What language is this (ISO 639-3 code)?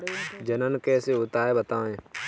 hin